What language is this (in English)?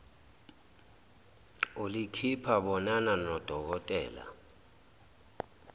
Zulu